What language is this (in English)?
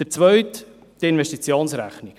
Swiss German